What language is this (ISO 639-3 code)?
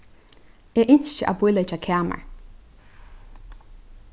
fao